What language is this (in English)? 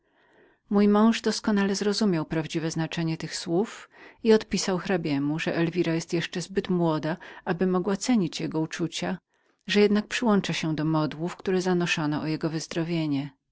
Polish